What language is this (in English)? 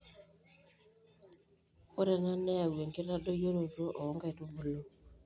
Masai